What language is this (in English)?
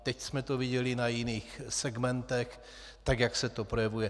Czech